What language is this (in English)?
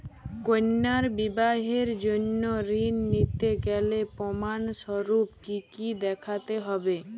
Bangla